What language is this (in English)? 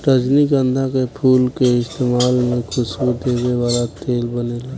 Bhojpuri